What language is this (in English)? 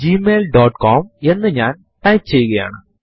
Malayalam